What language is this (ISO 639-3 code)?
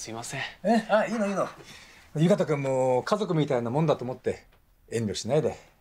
jpn